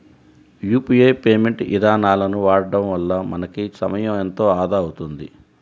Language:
Telugu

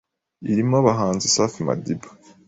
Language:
Kinyarwanda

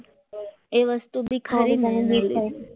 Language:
Gujarati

